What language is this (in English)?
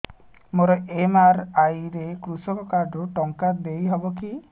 Odia